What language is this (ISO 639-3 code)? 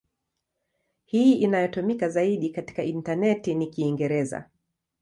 swa